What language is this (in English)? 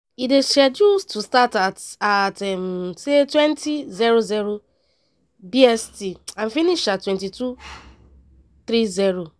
Nigerian Pidgin